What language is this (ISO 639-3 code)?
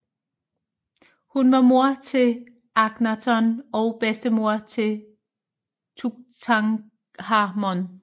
dan